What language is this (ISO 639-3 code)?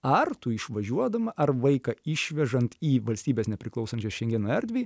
lit